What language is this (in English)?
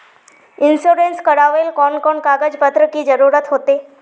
Magahi